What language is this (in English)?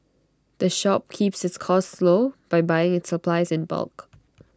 English